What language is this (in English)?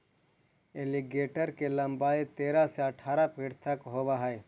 Magahi